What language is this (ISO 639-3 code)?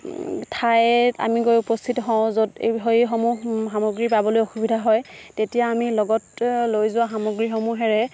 asm